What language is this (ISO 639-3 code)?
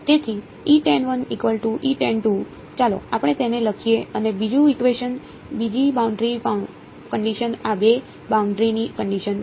guj